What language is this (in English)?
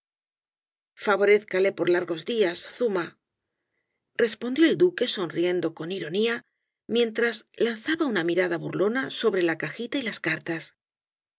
Spanish